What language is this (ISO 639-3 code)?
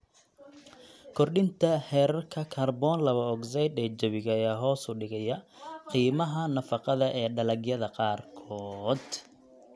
som